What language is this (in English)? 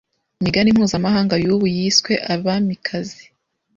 Kinyarwanda